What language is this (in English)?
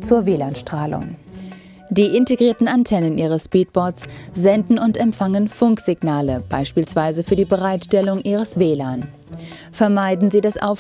German